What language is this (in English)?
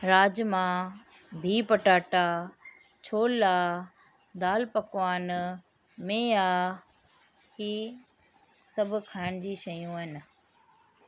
Sindhi